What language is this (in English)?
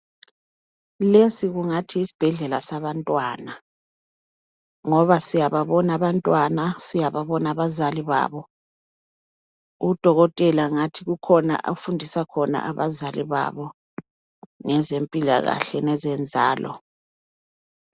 North Ndebele